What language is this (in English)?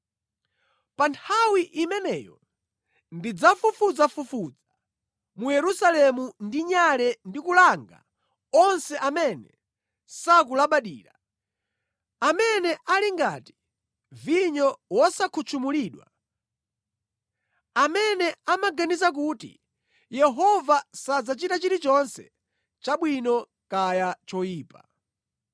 Nyanja